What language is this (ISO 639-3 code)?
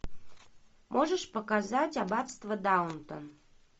rus